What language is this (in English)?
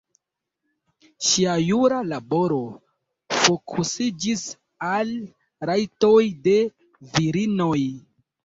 Esperanto